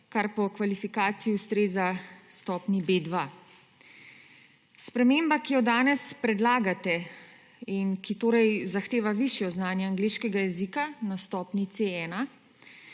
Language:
Slovenian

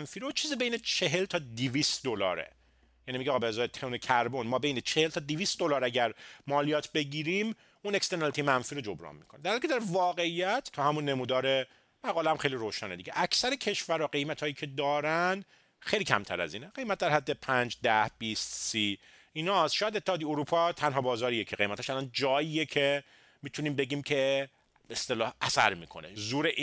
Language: Persian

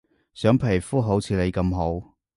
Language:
Cantonese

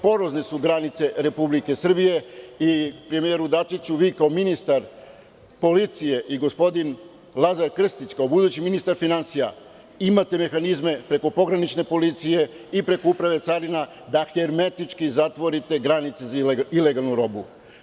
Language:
Serbian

